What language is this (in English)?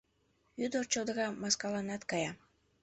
Mari